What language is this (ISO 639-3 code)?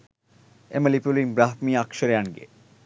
sin